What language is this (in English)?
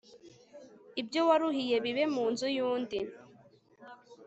Kinyarwanda